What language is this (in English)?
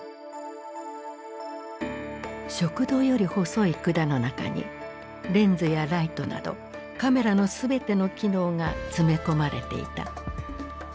Japanese